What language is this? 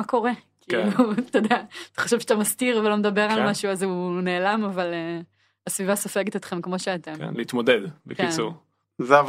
Hebrew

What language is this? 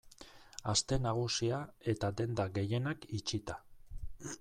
Basque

